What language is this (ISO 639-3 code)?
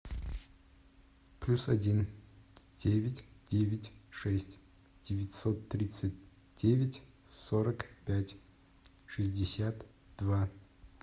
rus